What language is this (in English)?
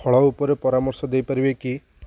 Odia